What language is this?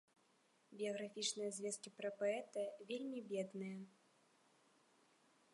Belarusian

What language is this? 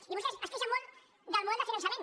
Catalan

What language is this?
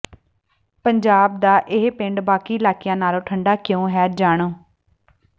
Punjabi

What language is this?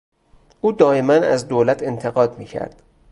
Persian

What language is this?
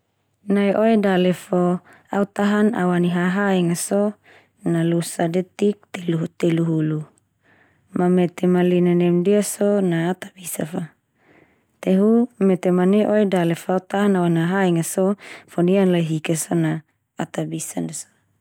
Termanu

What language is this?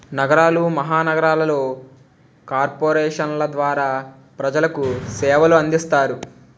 Telugu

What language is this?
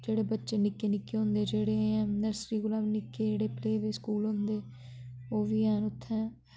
Dogri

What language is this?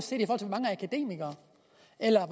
Danish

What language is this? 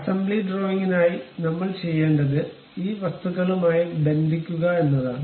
Malayalam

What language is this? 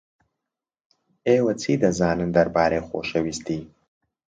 Central Kurdish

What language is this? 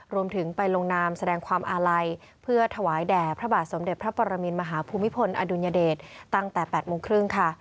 Thai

